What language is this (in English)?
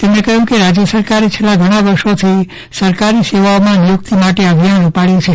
Gujarati